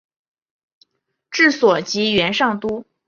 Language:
Chinese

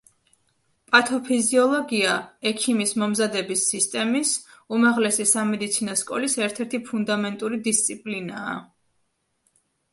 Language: Georgian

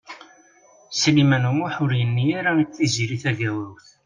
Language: Kabyle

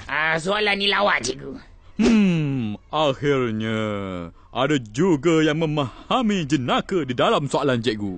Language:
Malay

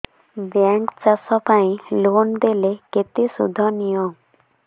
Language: Odia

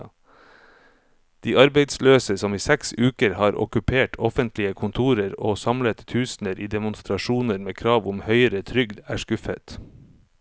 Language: Norwegian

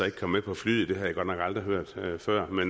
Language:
Danish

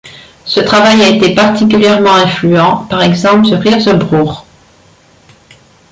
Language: French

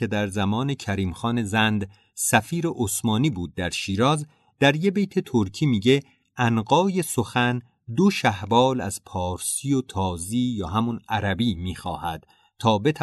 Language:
Persian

